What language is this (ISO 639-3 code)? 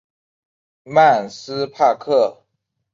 zho